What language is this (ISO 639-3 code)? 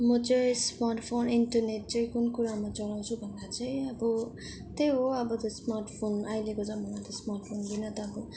nep